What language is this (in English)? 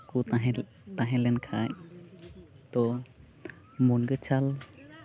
Santali